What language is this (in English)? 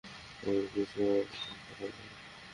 Bangla